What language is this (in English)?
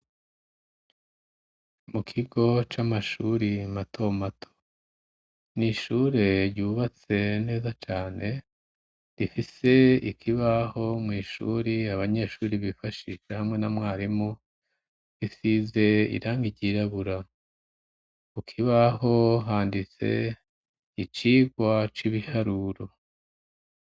Rundi